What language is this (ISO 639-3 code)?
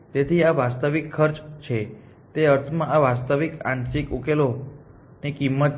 guj